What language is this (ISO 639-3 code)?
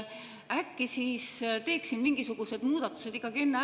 est